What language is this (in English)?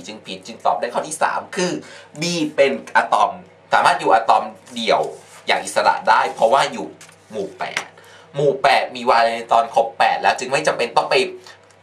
Thai